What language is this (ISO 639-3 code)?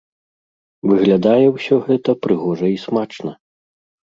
bel